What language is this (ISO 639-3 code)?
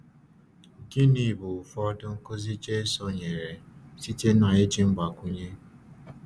ibo